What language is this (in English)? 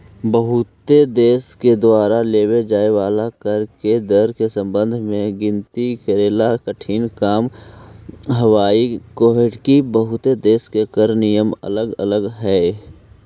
Magahi